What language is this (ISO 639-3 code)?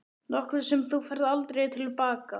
isl